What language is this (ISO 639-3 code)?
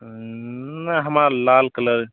mai